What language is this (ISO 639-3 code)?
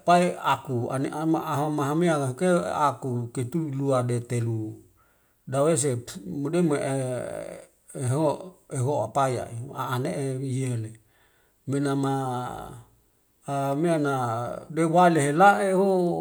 weo